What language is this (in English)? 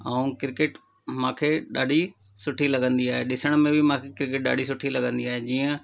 Sindhi